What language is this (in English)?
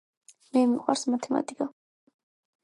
Georgian